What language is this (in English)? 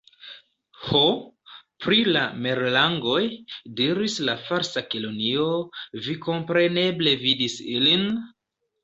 Esperanto